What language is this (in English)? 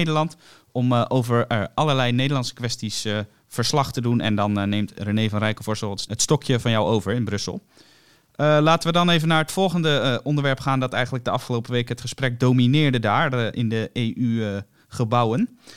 Dutch